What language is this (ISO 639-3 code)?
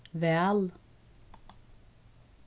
fao